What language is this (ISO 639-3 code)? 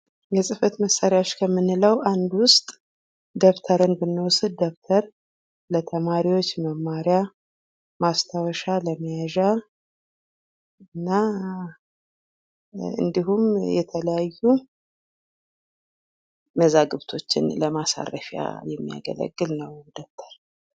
amh